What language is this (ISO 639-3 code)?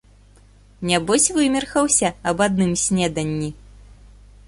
bel